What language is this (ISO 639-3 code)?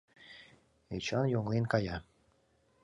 chm